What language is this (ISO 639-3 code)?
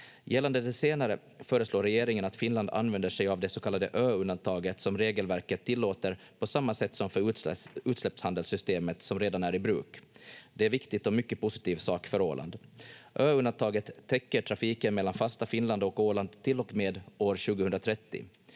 fin